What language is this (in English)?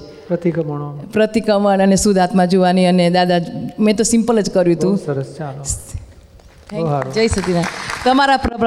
Gujarati